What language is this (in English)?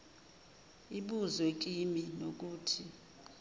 Zulu